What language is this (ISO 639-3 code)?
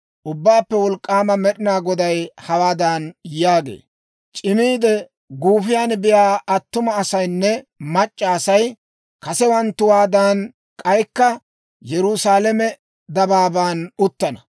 dwr